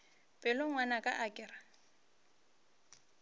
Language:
Northern Sotho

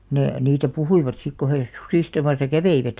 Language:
Finnish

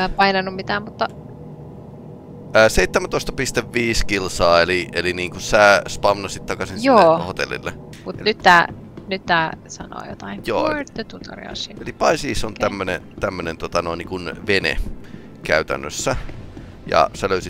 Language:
Finnish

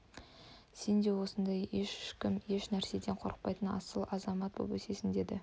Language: Kazakh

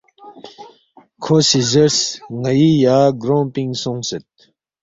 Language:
Balti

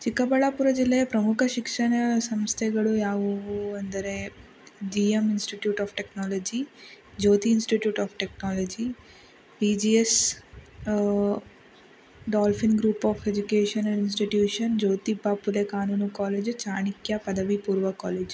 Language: Kannada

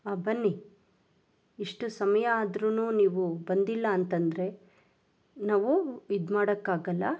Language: Kannada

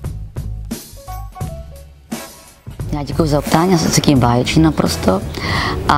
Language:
Czech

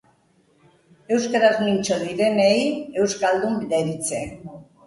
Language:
Basque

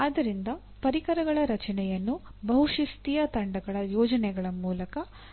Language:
Kannada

